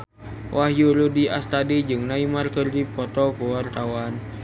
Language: Sundanese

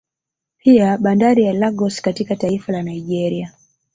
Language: Swahili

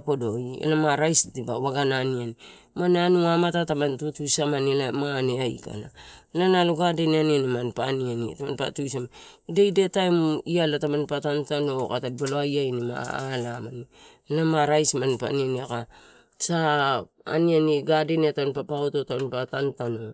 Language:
Torau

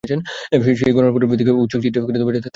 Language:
Bangla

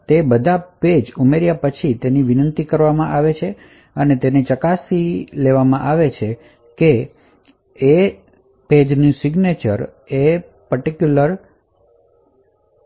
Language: Gujarati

